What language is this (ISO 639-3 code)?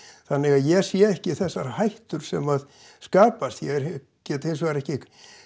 isl